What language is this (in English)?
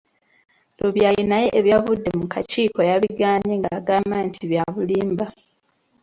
Ganda